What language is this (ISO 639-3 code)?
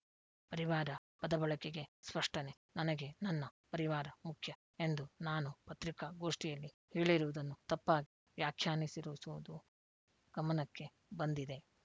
kan